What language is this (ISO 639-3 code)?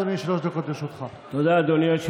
heb